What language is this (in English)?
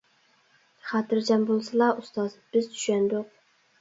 Uyghur